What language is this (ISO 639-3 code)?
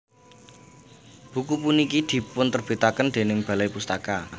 jav